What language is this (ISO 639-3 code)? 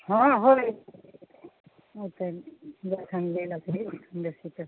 mai